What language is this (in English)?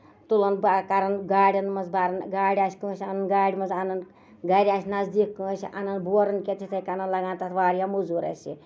Kashmiri